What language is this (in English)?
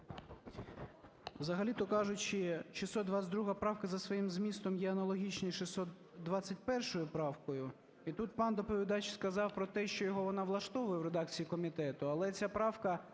Ukrainian